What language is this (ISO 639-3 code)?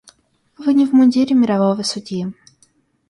rus